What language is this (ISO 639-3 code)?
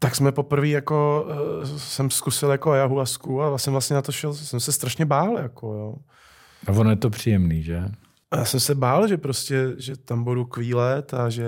ces